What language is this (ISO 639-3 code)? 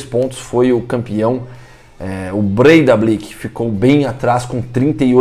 por